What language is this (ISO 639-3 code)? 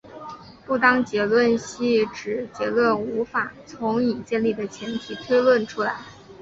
zho